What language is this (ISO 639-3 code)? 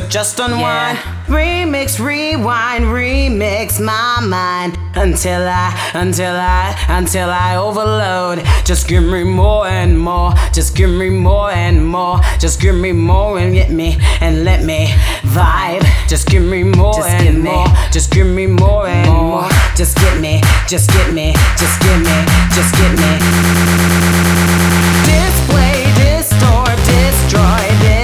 eng